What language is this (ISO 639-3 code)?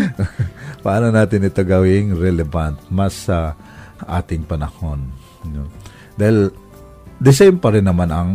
fil